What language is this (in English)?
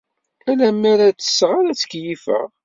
Kabyle